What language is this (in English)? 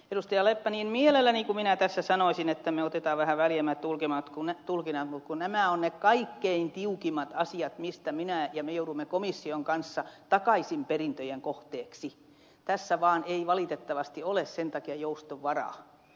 Finnish